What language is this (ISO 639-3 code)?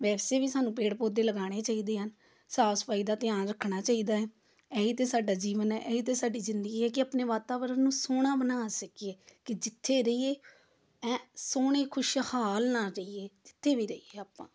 pan